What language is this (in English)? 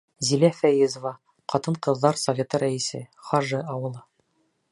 Bashkir